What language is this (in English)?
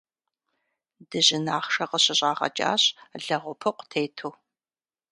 Kabardian